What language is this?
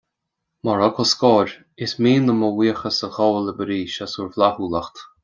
Irish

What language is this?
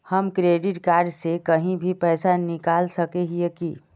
Magahi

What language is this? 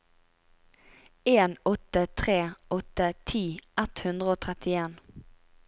Norwegian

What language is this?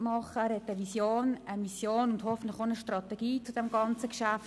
Swiss German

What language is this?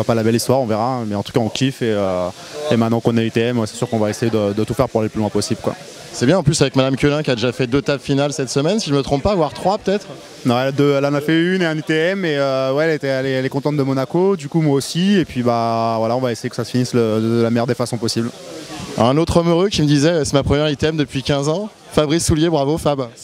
French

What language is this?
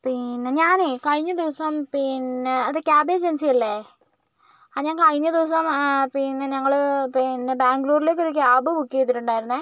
Malayalam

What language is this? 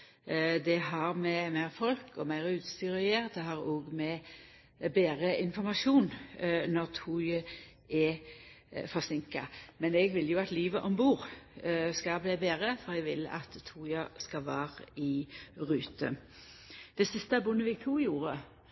Norwegian Nynorsk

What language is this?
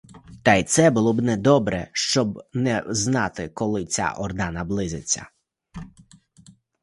Ukrainian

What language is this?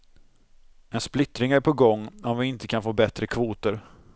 Swedish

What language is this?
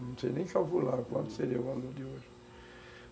Portuguese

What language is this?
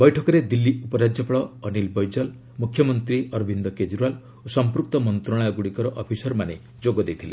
Odia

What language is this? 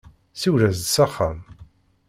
Kabyle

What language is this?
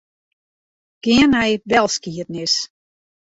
Western Frisian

